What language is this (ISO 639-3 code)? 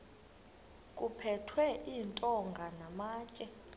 xho